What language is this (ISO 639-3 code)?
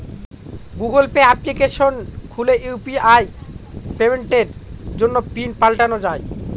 ben